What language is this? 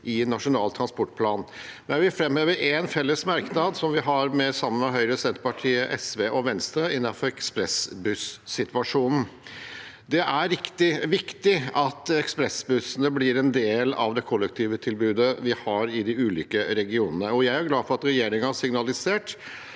Norwegian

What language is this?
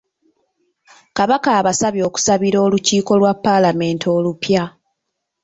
Ganda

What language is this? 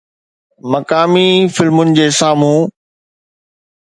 Sindhi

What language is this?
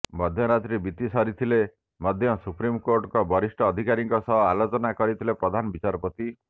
Odia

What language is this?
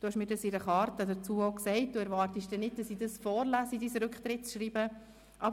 Swiss German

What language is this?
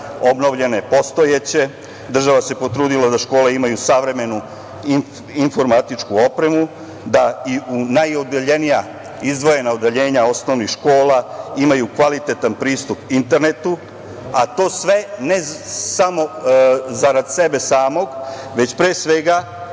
Serbian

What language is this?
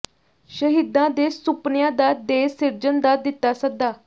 Punjabi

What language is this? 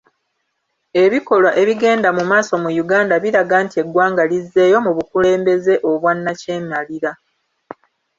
Ganda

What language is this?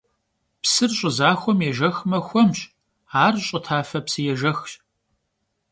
Kabardian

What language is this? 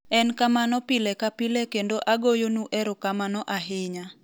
Luo (Kenya and Tanzania)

